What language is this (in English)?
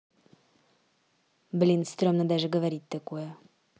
Russian